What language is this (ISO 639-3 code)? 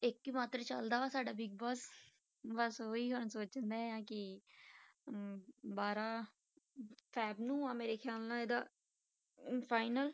pan